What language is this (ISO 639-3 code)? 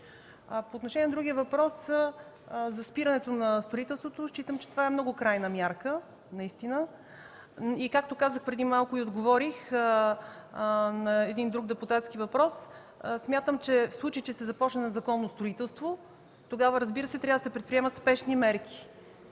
bul